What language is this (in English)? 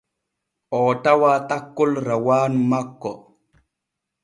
Borgu Fulfulde